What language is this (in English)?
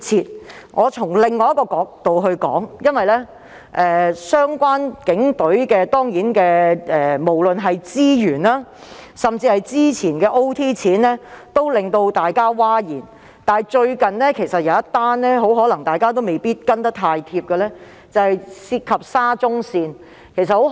Cantonese